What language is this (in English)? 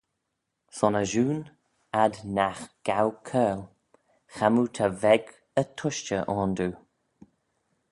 Manx